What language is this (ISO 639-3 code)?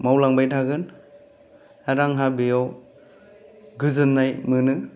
brx